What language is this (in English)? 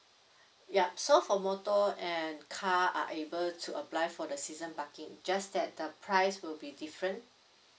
English